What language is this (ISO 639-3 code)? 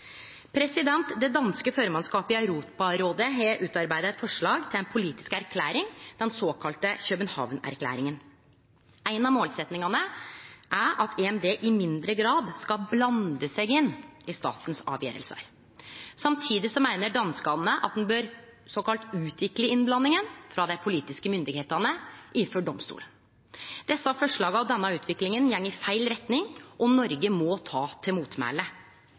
nno